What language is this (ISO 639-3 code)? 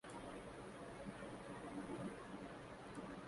urd